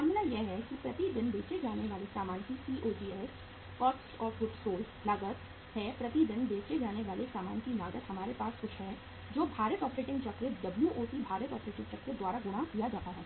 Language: Hindi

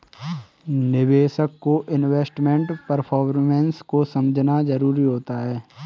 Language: Hindi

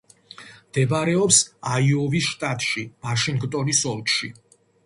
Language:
Georgian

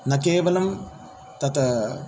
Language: Sanskrit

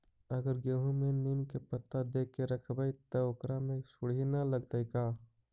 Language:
Magahi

